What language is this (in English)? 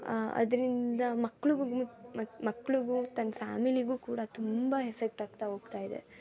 Kannada